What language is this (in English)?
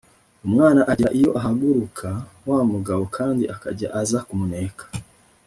Kinyarwanda